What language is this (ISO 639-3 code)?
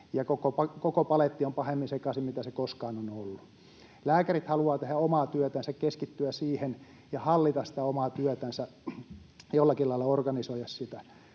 fin